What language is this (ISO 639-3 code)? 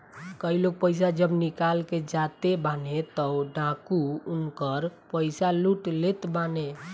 bho